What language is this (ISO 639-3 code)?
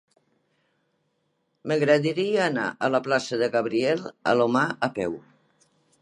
cat